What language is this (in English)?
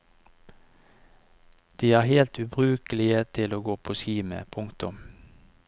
Norwegian